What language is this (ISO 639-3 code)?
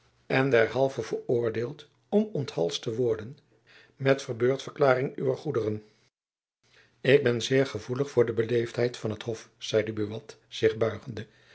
nld